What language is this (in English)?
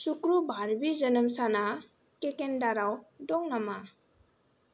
Bodo